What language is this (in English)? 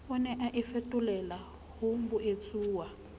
Southern Sotho